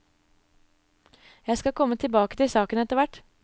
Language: Norwegian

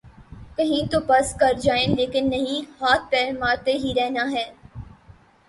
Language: Urdu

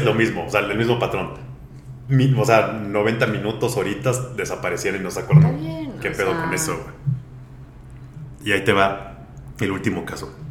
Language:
Spanish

